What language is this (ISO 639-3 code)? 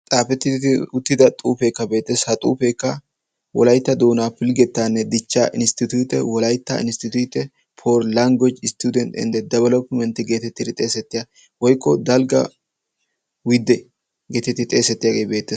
wal